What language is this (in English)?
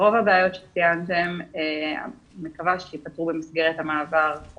Hebrew